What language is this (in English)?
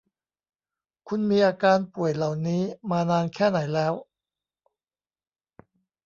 Thai